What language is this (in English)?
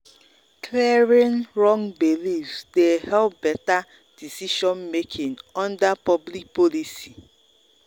Nigerian Pidgin